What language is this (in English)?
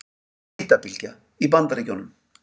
Icelandic